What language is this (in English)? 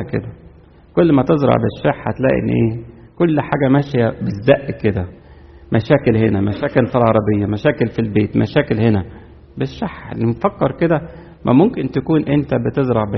Arabic